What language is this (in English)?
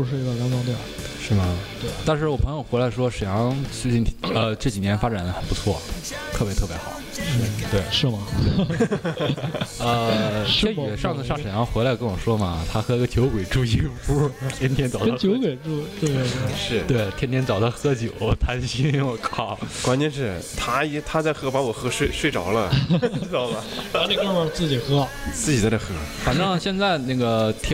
Chinese